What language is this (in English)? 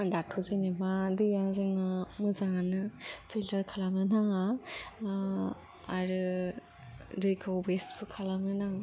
Bodo